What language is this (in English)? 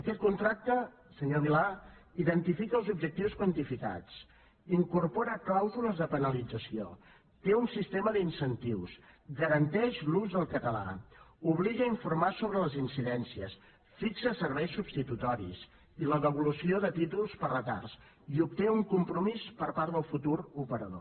Catalan